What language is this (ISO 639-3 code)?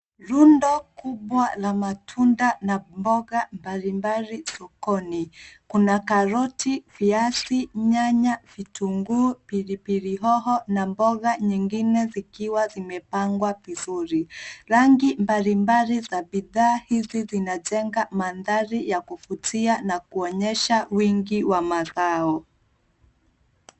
swa